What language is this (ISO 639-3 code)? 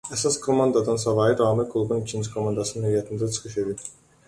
aze